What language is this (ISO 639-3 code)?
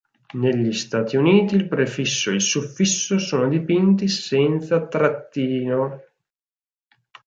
ita